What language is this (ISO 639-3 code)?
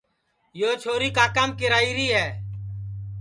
ssi